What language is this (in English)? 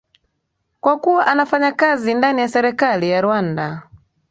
Swahili